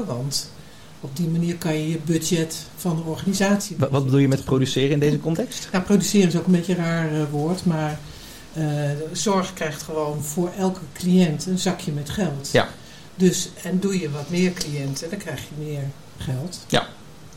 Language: Dutch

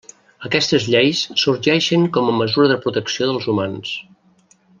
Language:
Catalan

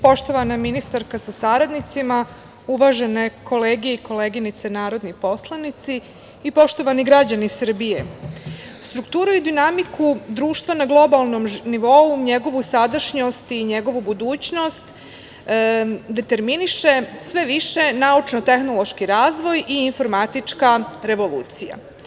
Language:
Serbian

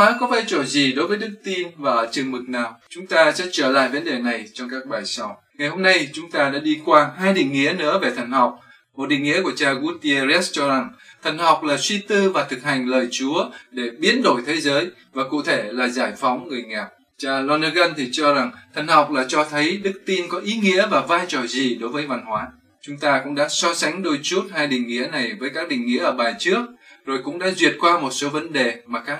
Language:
Vietnamese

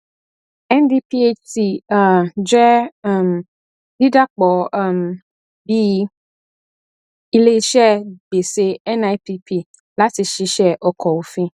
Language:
Yoruba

